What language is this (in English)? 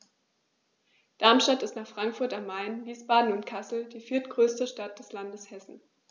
German